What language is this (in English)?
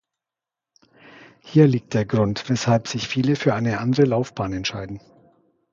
German